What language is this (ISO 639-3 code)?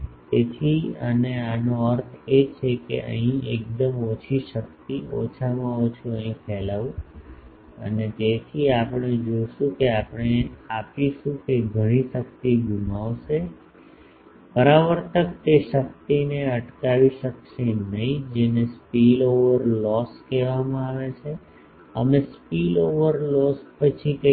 guj